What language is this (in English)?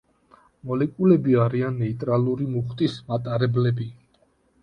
Georgian